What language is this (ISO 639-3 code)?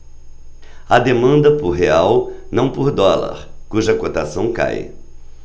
por